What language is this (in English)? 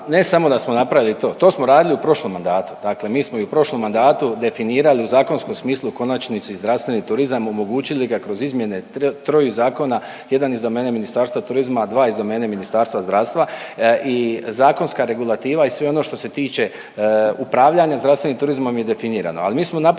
Croatian